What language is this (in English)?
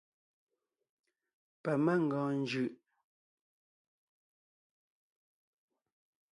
Ngiemboon